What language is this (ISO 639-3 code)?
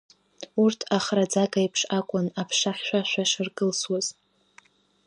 abk